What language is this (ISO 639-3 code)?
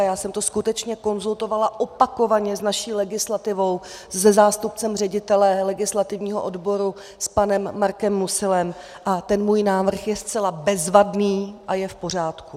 ces